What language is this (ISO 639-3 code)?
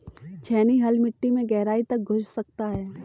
hin